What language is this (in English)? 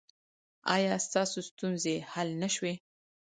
Pashto